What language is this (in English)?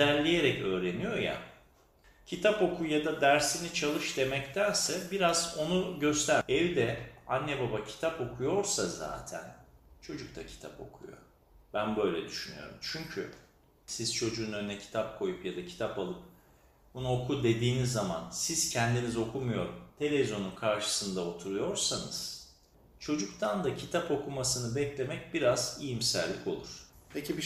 Turkish